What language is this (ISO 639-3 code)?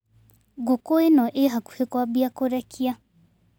kik